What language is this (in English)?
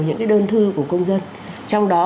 Vietnamese